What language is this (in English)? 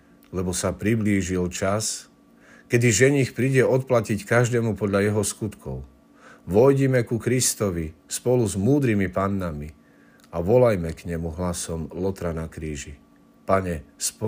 Slovak